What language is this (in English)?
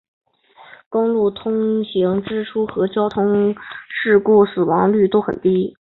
Chinese